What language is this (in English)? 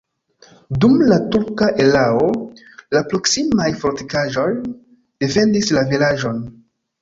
Esperanto